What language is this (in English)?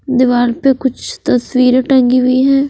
Hindi